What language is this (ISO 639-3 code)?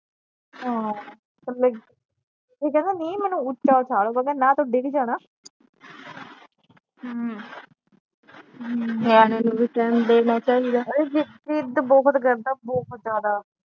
pan